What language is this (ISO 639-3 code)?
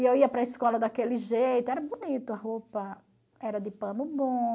por